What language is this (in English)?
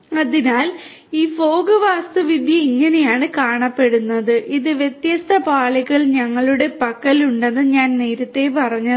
Malayalam